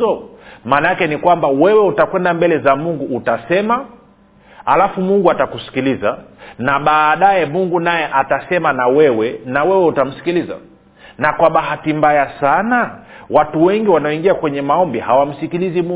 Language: Swahili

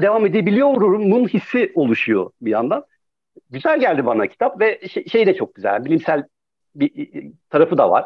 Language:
Turkish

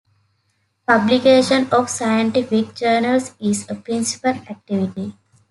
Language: English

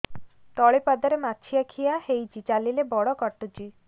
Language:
Odia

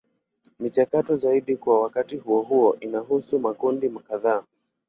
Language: Swahili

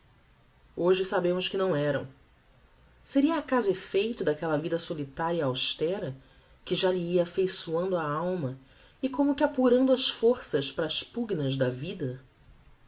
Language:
Portuguese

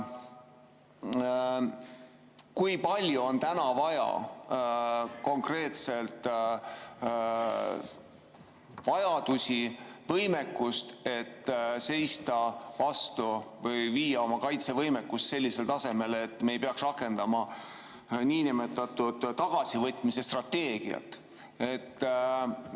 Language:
Estonian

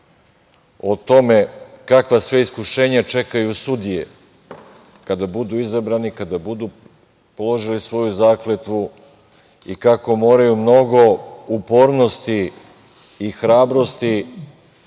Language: Serbian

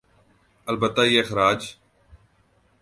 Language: Urdu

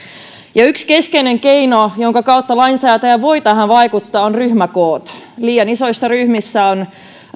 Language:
Finnish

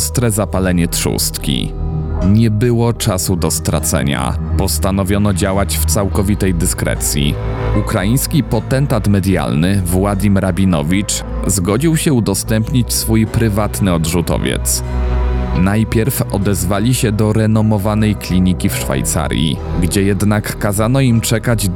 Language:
Polish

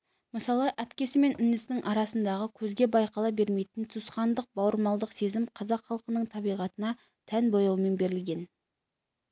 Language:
Kazakh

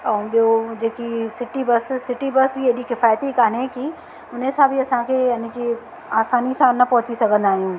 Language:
Sindhi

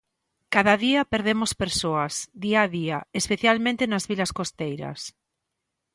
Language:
Galician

